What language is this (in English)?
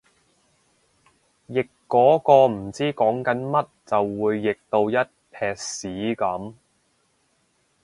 Cantonese